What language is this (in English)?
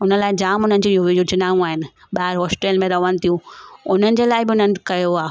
Sindhi